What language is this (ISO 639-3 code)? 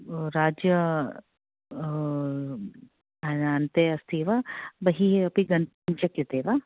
san